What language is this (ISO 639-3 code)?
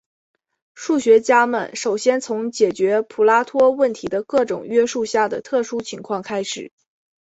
zho